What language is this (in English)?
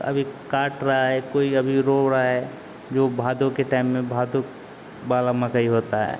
Hindi